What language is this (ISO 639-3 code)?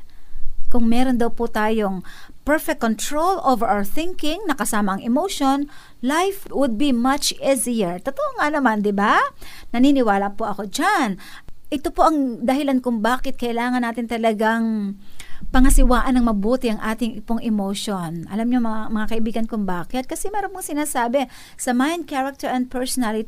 fil